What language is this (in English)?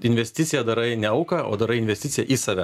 Lithuanian